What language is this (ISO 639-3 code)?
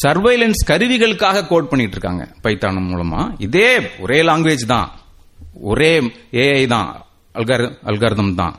tam